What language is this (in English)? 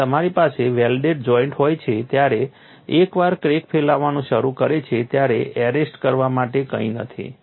Gujarati